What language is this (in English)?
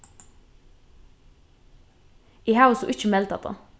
Faroese